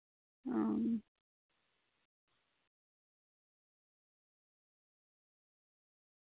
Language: Santali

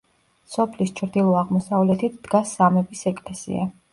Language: Georgian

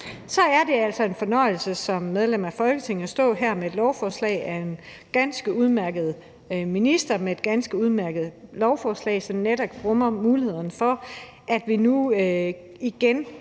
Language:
Danish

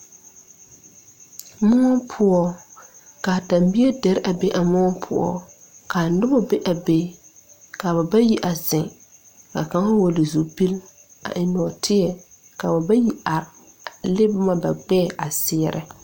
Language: Southern Dagaare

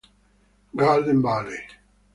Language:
Italian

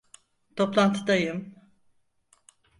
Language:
Turkish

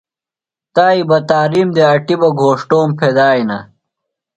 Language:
Phalura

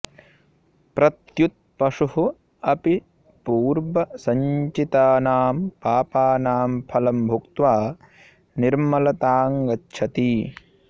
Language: Sanskrit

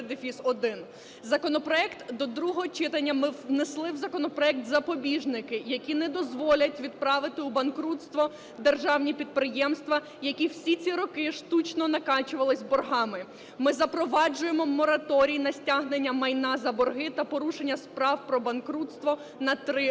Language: Ukrainian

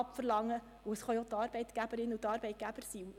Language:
Swiss German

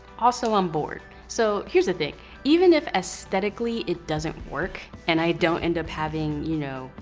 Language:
English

